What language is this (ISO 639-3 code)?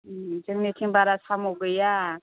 brx